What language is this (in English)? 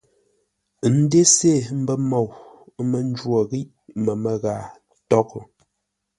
Ngombale